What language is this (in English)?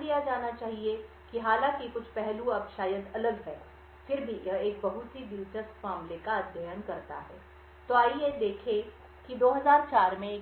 Hindi